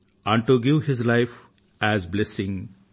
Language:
Telugu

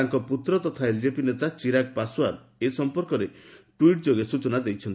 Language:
Odia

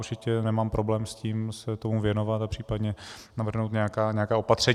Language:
Czech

